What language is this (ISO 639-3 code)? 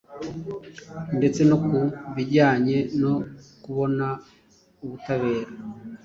kin